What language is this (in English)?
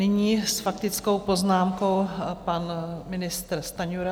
Czech